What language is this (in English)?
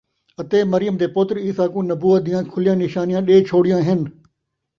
Saraiki